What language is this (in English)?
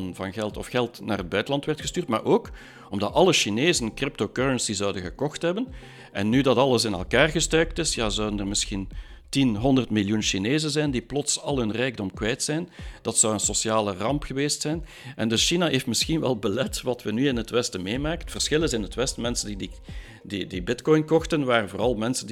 Dutch